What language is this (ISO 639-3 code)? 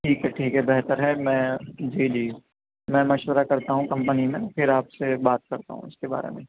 urd